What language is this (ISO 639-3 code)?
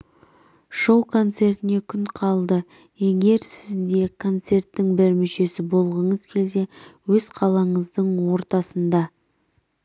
kaz